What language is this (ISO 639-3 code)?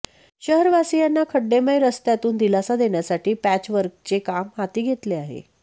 mar